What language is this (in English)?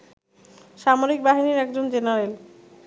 Bangla